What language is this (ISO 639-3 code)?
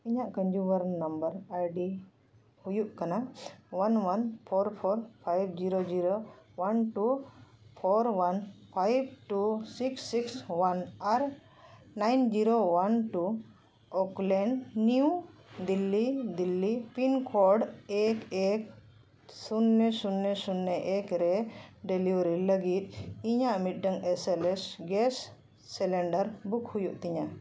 sat